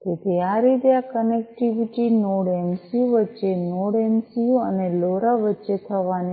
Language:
Gujarati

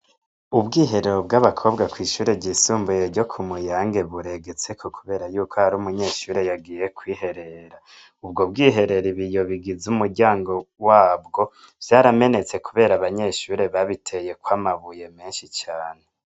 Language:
Rundi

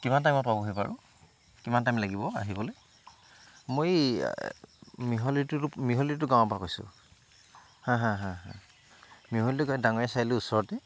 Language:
Assamese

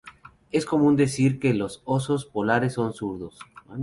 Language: Spanish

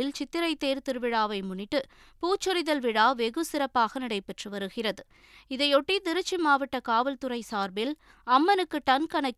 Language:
Tamil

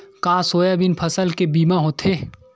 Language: Chhattisgarhi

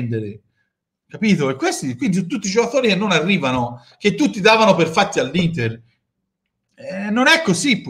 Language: Italian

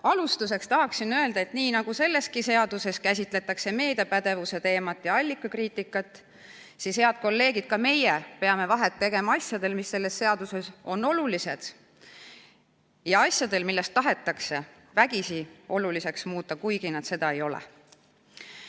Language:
Estonian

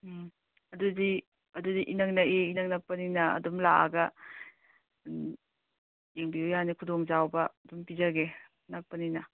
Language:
Manipuri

